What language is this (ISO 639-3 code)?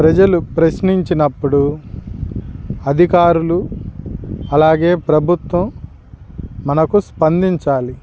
tel